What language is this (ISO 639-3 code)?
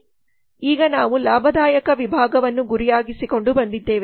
kan